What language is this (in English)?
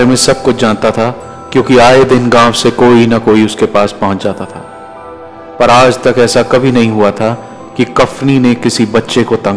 Hindi